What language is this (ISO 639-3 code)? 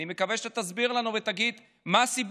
heb